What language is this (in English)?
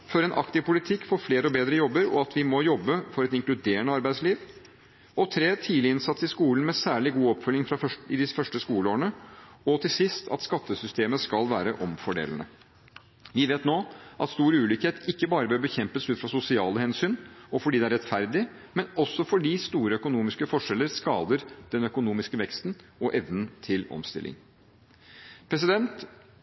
Norwegian Bokmål